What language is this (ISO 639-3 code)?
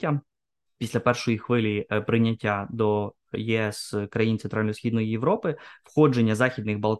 ukr